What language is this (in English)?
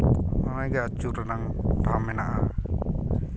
Santali